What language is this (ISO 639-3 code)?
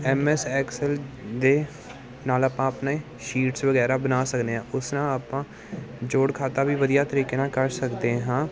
pan